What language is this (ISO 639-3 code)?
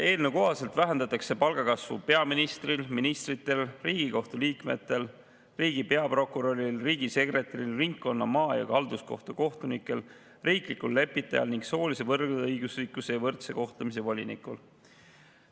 est